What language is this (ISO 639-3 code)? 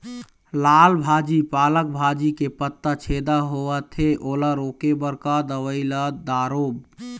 hne